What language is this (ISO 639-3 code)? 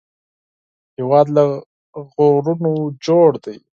pus